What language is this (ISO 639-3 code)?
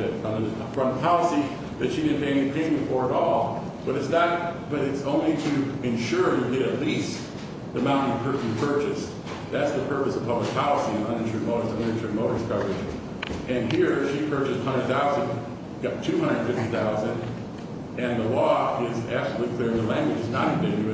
eng